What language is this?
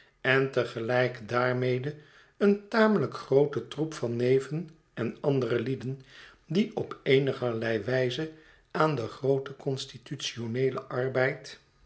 Dutch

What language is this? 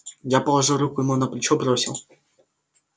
Russian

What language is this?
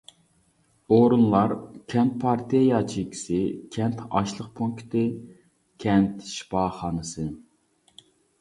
Uyghur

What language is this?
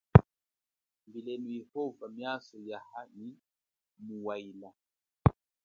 Chokwe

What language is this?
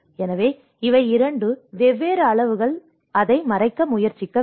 Tamil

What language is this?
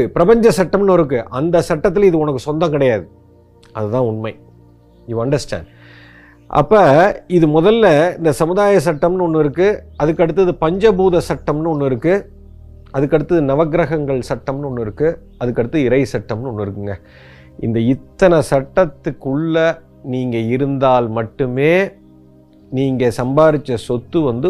Tamil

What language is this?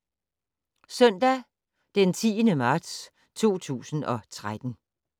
Danish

